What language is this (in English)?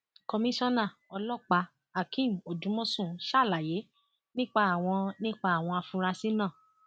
Yoruba